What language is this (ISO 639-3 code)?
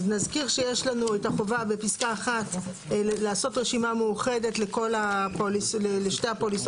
heb